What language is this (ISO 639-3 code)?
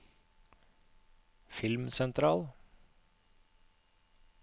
nor